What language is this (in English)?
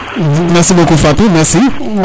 Serer